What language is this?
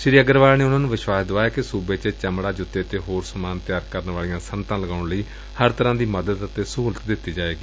Punjabi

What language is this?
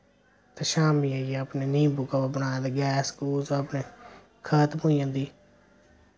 Dogri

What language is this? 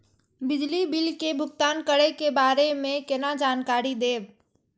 Maithili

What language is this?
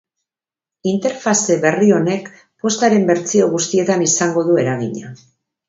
Basque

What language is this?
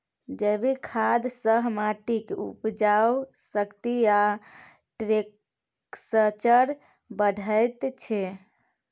Maithili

